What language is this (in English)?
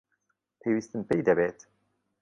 Central Kurdish